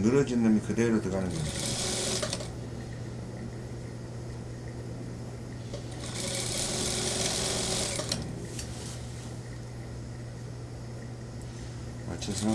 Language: Korean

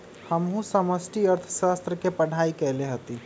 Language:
Magahi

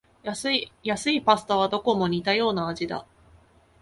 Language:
Japanese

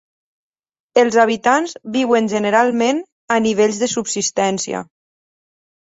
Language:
Catalan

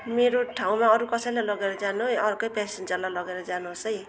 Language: Nepali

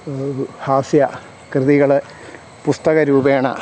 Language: Malayalam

